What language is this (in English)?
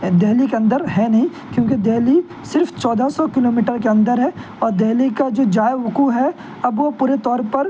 Urdu